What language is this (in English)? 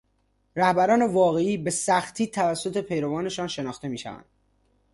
Persian